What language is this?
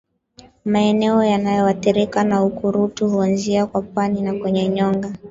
Swahili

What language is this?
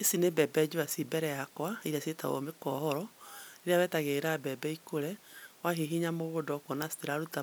Kikuyu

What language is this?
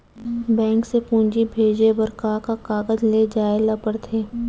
Chhattisgarhi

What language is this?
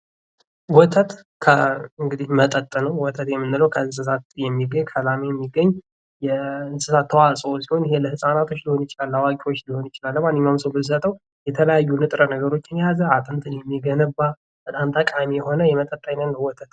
Amharic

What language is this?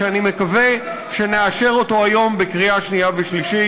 Hebrew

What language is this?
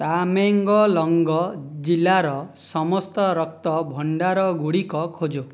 Odia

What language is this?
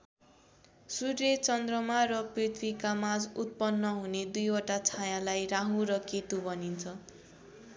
Nepali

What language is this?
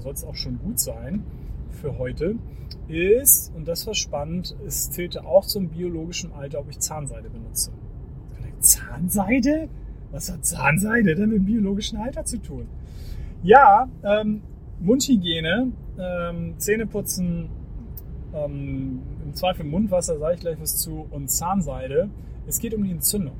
German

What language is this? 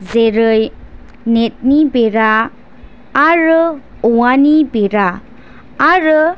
Bodo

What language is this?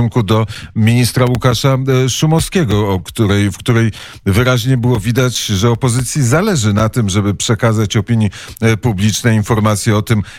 Polish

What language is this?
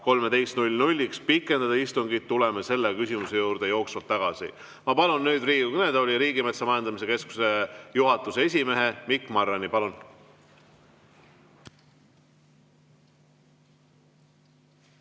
Estonian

